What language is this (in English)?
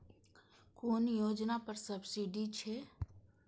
Maithili